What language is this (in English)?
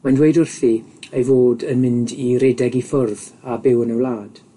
Welsh